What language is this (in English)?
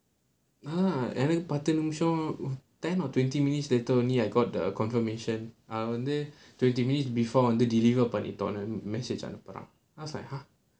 English